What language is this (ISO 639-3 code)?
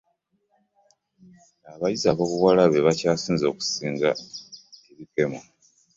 lug